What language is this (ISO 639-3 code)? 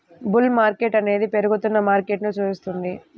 tel